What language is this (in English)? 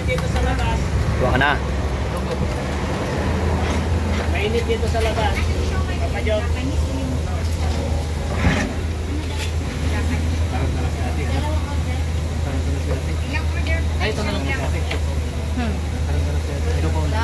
Filipino